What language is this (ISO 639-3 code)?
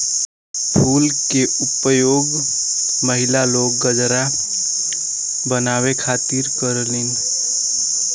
bho